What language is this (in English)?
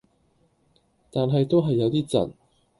Cantonese